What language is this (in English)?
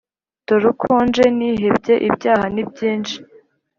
Kinyarwanda